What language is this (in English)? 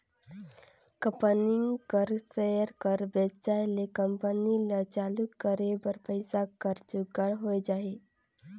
Chhattisgarhi